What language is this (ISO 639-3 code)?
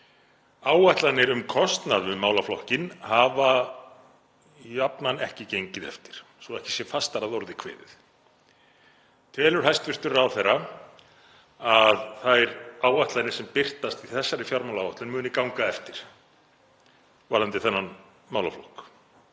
isl